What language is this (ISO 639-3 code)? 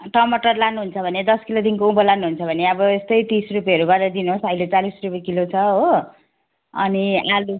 nep